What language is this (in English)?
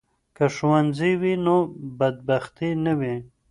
Pashto